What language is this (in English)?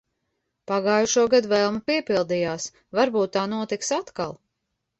Latvian